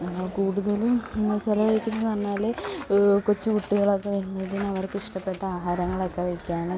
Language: Malayalam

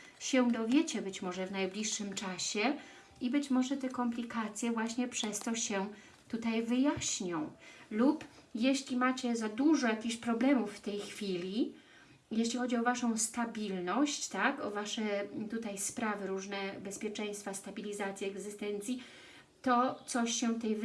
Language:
Polish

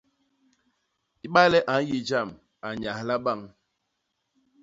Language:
Basaa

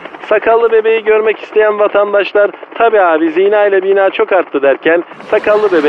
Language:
Turkish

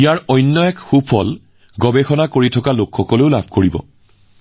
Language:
Assamese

